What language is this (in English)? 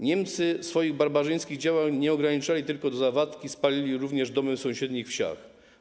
Polish